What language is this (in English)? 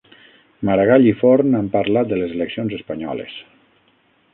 Catalan